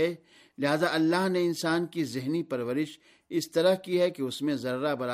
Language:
Urdu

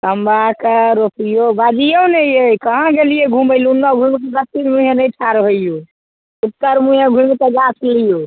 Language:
Maithili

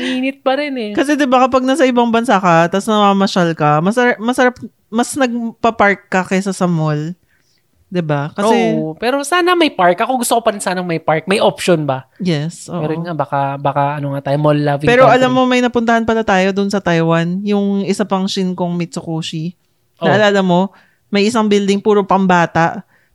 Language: Filipino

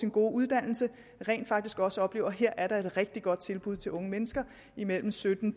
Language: Danish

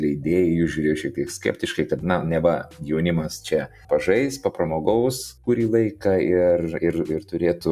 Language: Lithuanian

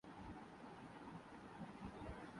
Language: Urdu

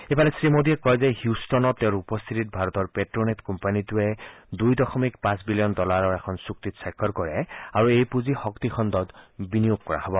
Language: Assamese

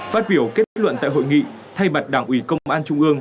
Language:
Vietnamese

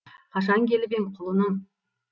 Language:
Kazakh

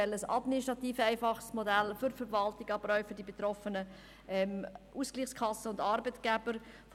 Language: Swiss German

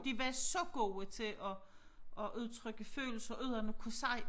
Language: Danish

